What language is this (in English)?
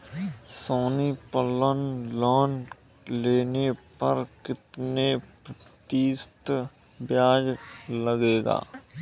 Hindi